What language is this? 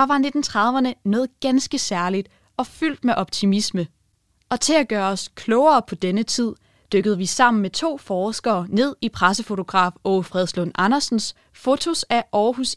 Danish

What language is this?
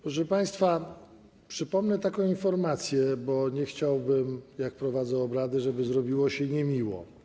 Polish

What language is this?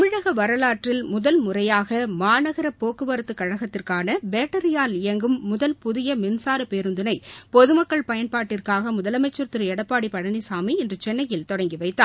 Tamil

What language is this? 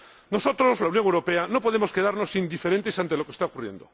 Spanish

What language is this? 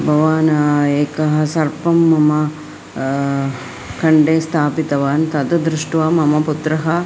Sanskrit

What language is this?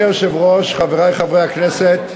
Hebrew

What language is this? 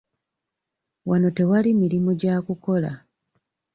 Ganda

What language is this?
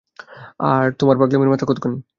Bangla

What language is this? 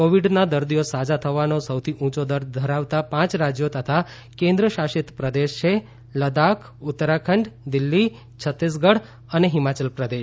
Gujarati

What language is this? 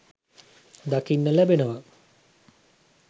Sinhala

